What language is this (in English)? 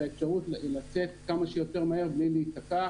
Hebrew